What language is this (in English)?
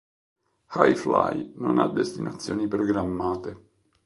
Italian